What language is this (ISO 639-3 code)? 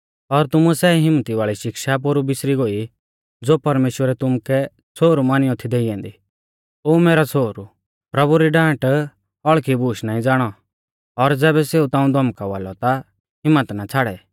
bfz